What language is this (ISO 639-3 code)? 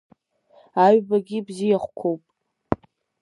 abk